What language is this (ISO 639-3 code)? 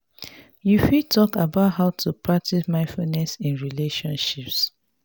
pcm